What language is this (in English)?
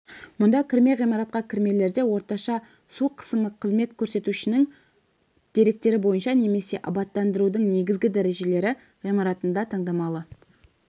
Kazakh